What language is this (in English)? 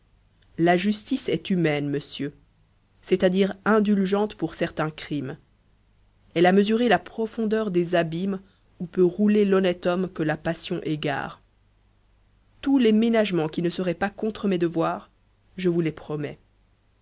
French